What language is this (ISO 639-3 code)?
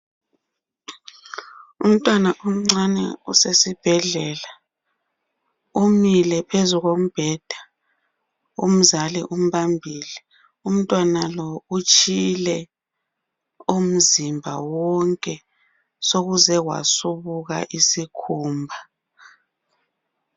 nde